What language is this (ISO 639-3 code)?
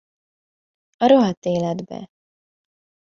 hun